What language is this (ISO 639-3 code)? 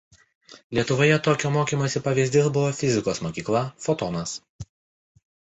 lit